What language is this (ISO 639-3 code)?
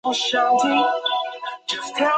zho